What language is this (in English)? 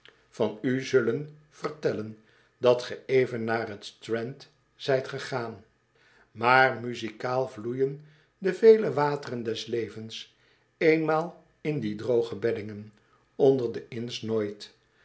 Dutch